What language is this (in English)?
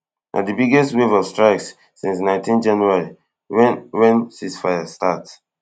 Nigerian Pidgin